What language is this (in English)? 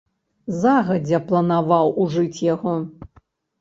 Belarusian